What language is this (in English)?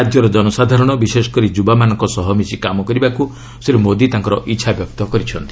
Odia